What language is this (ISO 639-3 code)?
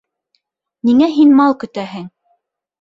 bak